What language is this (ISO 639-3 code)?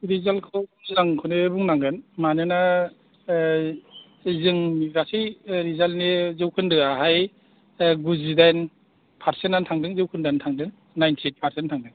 brx